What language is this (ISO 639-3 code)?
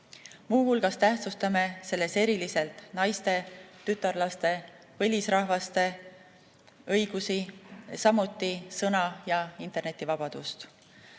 est